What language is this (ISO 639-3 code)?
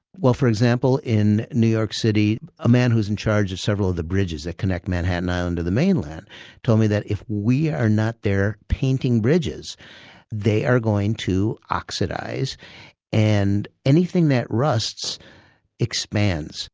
eng